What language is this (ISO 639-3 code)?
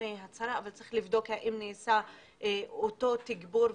heb